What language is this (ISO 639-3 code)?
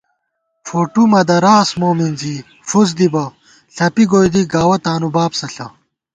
gwt